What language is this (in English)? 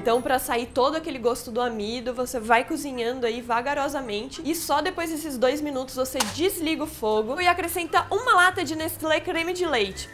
Portuguese